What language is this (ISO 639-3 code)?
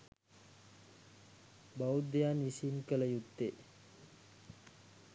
sin